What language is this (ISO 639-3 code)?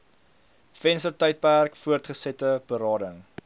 afr